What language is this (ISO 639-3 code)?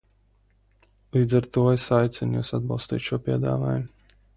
lav